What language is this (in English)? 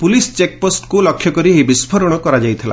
Odia